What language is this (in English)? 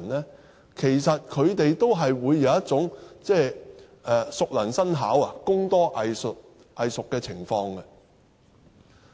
Cantonese